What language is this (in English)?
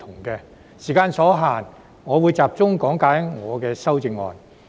Cantonese